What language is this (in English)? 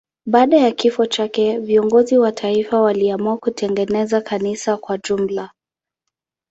Swahili